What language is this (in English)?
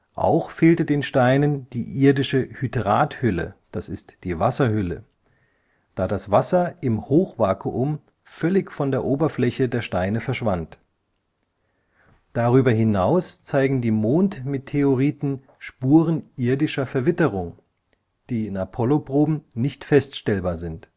German